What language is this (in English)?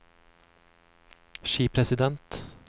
Norwegian